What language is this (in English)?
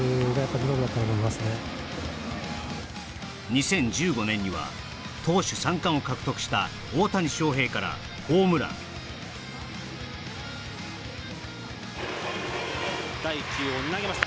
Japanese